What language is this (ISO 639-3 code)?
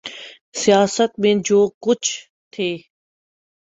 urd